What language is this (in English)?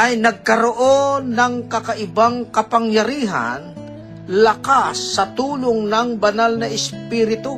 Filipino